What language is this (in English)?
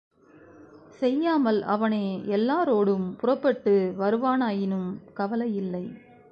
Tamil